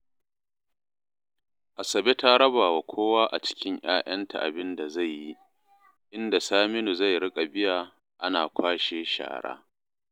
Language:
Hausa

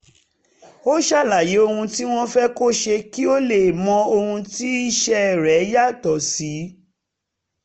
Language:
Yoruba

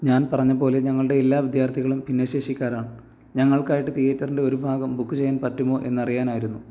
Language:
Malayalam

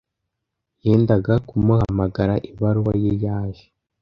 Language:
Kinyarwanda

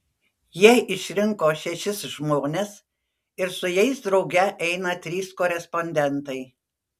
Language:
Lithuanian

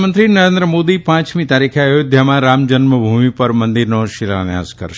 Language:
Gujarati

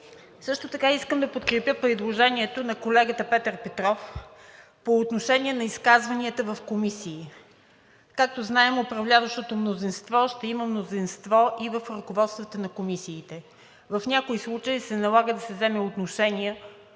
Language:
Bulgarian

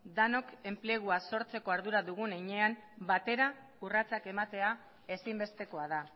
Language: Basque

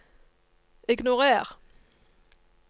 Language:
Norwegian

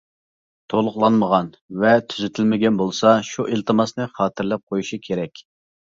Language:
Uyghur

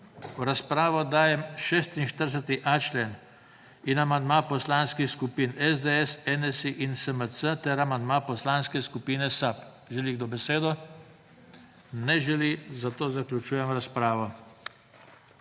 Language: Slovenian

